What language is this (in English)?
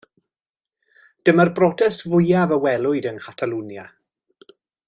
Welsh